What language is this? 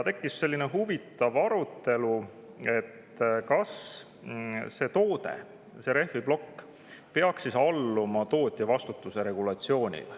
Estonian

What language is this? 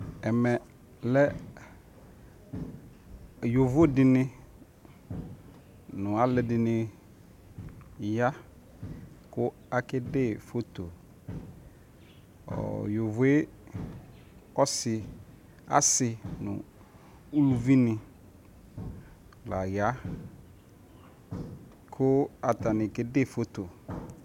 Ikposo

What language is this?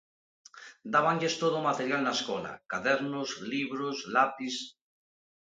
Galician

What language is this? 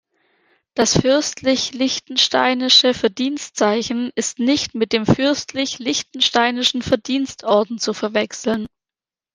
German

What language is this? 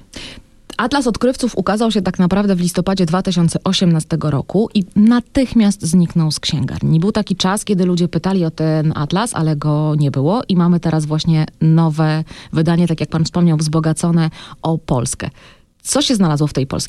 Polish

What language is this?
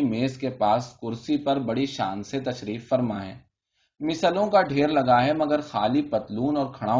Urdu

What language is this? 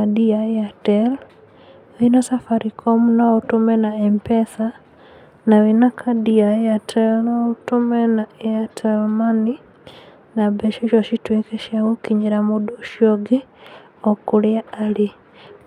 Kikuyu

